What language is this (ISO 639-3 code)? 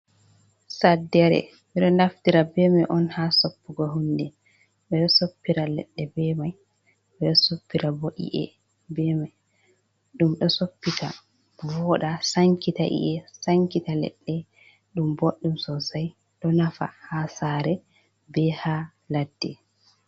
ful